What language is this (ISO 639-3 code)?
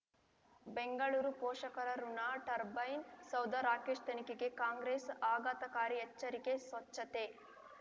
kan